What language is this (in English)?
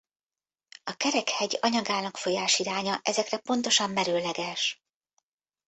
Hungarian